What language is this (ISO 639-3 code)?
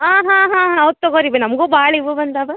kan